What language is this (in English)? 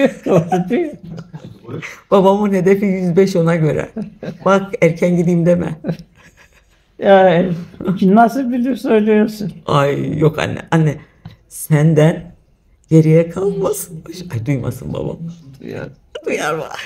Turkish